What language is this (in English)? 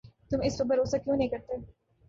Urdu